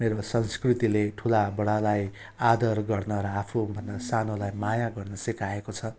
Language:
Nepali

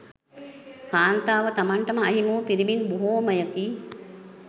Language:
Sinhala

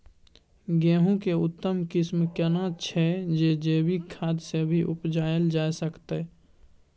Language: Maithili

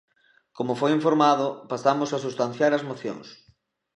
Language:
Galician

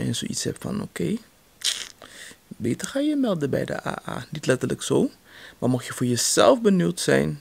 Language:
Dutch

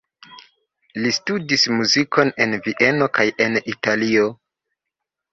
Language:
Esperanto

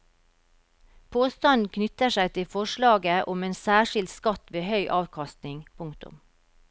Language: Norwegian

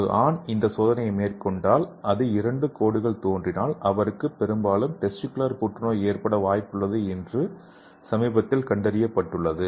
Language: Tamil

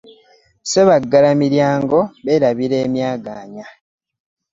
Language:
Ganda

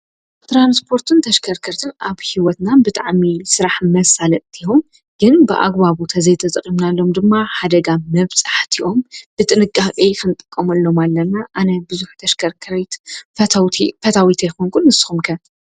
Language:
Tigrinya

